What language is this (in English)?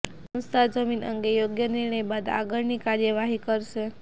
Gujarati